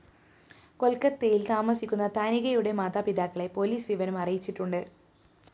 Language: Malayalam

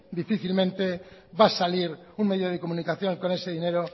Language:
Spanish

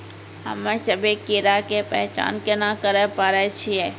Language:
Maithili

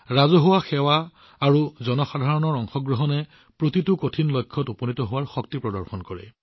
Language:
Assamese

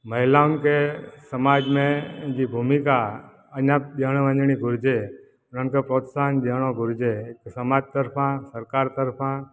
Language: Sindhi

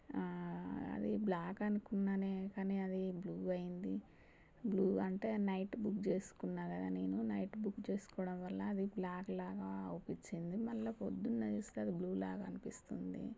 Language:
Telugu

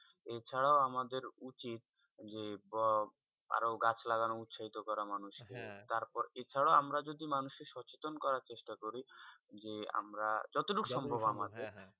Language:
Bangla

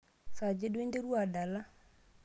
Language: Masai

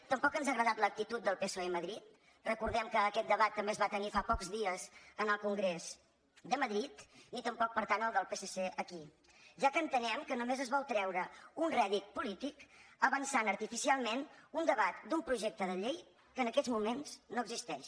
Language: Catalan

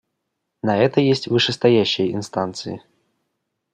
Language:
Russian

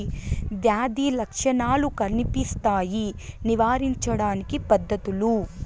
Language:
Telugu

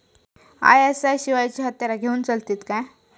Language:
Marathi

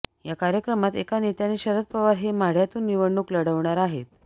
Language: Marathi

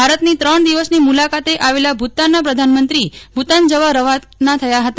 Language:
Gujarati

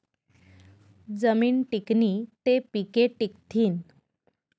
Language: Marathi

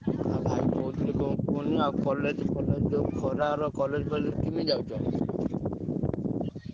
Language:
Odia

